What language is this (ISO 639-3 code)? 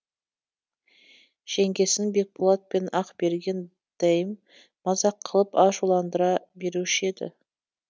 kaz